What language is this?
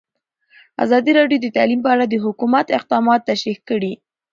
Pashto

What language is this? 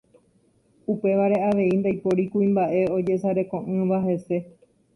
Guarani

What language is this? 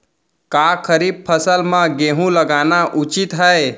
Chhattisgarhi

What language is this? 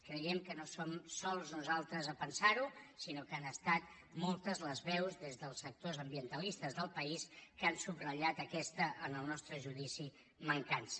Catalan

